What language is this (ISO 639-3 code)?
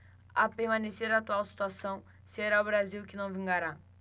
por